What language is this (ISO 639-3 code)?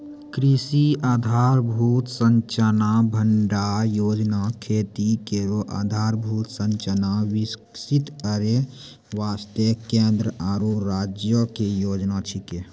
mai